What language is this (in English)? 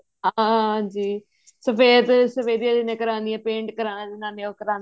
Punjabi